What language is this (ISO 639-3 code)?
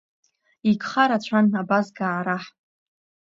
abk